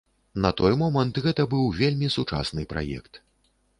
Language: Belarusian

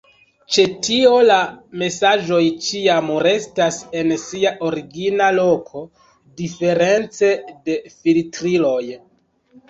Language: Esperanto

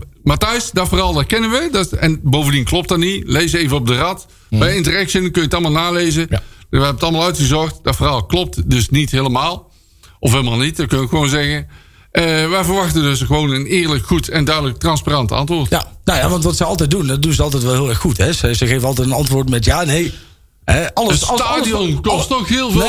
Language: Dutch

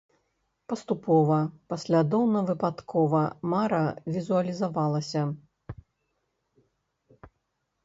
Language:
Belarusian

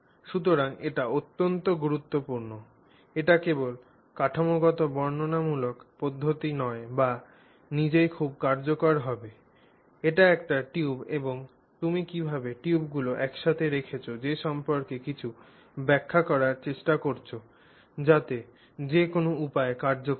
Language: Bangla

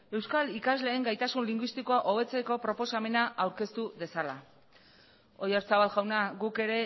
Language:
Basque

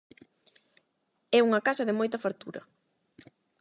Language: Galician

